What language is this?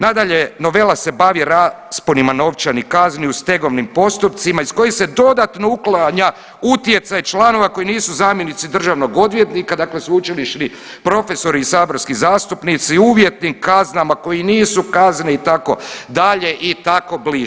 Croatian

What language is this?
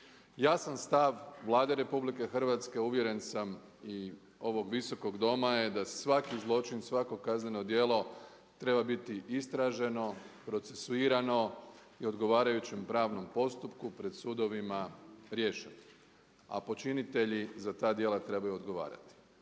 Croatian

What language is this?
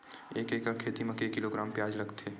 Chhattisgarhi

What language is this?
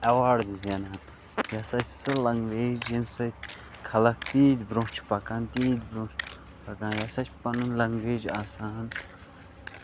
Kashmiri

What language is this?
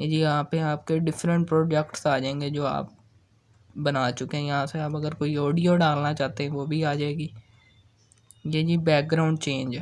Urdu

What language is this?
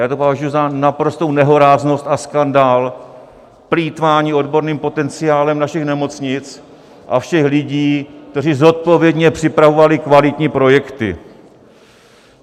Czech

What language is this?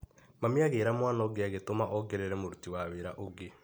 Kikuyu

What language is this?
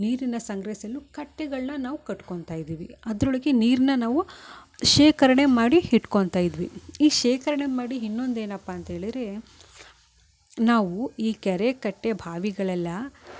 Kannada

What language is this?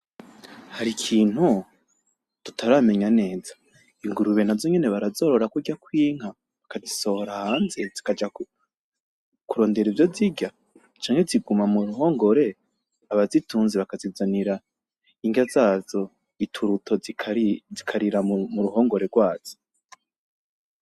Rundi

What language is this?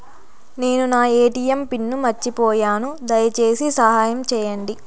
Telugu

